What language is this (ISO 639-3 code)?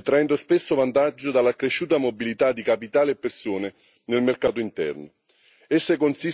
ita